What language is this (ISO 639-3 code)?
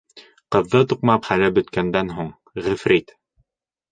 bak